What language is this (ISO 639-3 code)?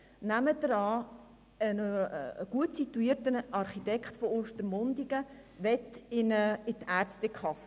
gsw